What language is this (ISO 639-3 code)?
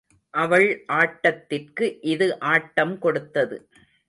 tam